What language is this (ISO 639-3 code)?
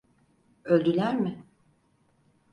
tur